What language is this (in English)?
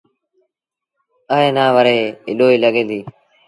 Sindhi Bhil